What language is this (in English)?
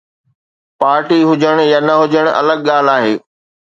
Sindhi